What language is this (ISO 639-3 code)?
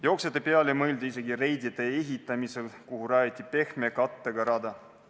est